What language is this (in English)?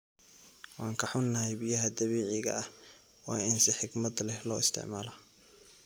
Somali